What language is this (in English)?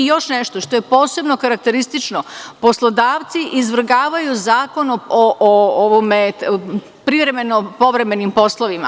Serbian